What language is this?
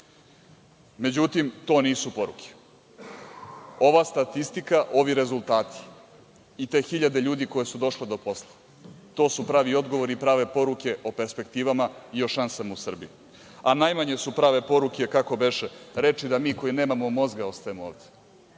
Serbian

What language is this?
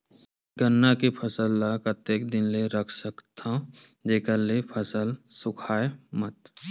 Chhattisgarhi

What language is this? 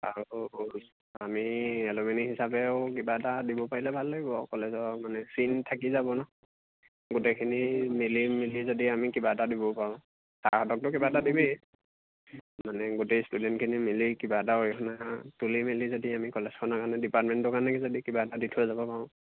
Assamese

